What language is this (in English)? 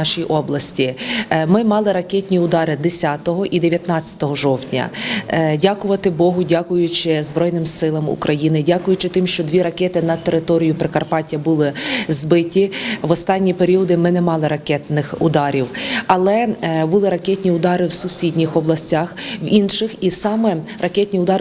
Ukrainian